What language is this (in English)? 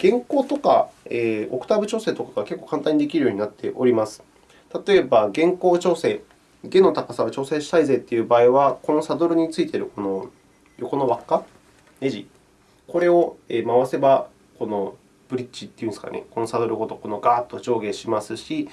Japanese